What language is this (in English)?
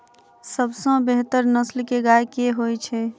Maithili